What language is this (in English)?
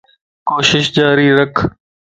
Lasi